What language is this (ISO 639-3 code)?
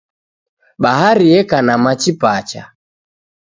dav